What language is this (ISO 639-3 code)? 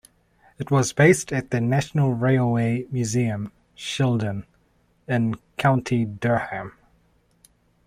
eng